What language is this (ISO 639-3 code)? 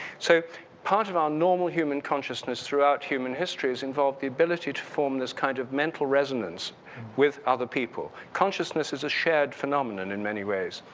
eng